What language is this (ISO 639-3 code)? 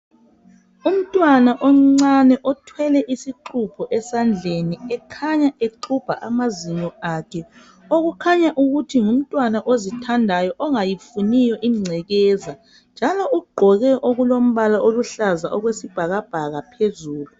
nde